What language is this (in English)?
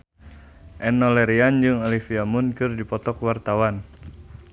Sundanese